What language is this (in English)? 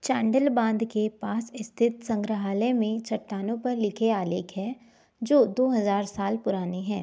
Hindi